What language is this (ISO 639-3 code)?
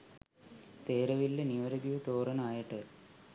sin